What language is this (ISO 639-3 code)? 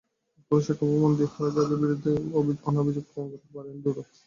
ben